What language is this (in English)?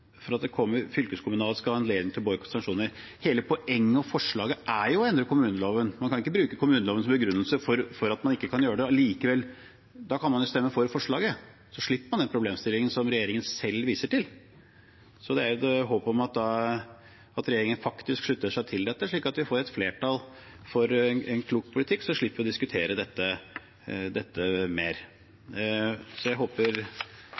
Norwegian Bokmål